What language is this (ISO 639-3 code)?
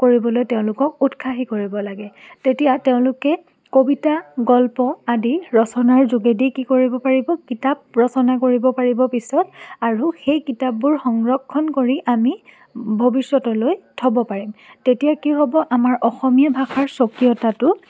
asm